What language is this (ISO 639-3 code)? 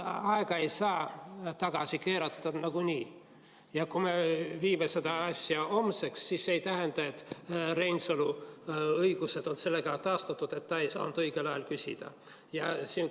est